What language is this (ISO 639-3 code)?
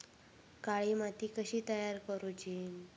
mar